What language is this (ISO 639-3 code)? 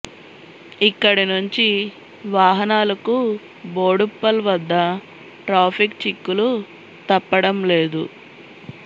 tel